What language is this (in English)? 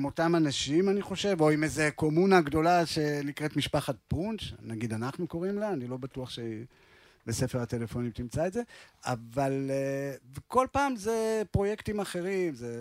Hebrew